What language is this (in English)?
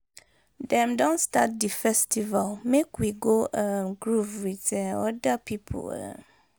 Nigerian Pidgin